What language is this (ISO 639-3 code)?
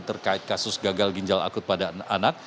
ind